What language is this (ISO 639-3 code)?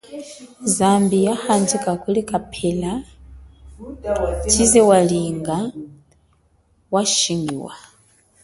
cjk